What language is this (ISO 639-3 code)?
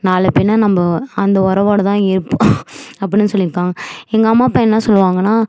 tam